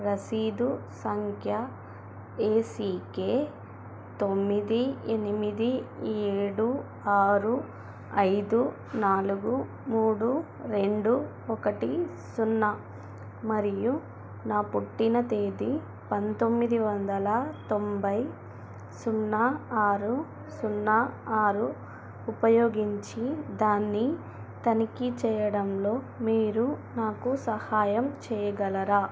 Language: Telugu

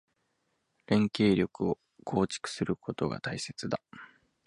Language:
Japanese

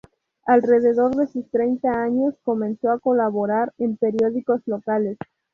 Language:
Spanish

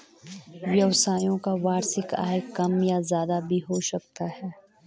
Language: Hindi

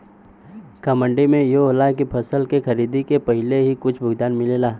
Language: Bhojpuri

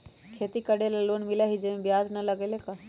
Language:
Magahi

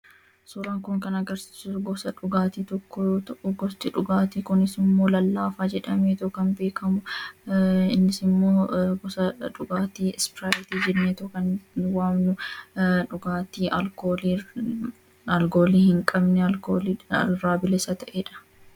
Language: Oromo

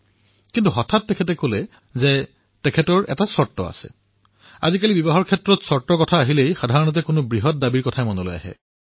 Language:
Assamese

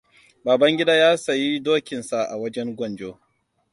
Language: Hausa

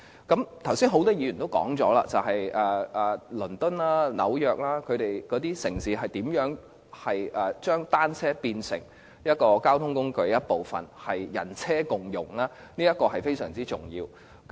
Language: Cantonese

